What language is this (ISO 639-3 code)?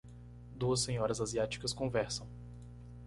por